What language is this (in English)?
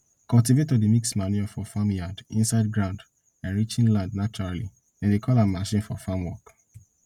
Nigerian Pidgin